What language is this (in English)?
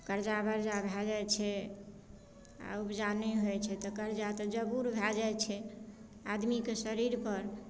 Maithili